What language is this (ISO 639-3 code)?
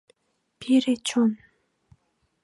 chm